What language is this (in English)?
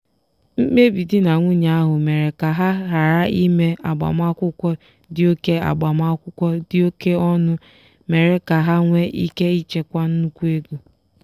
Igbo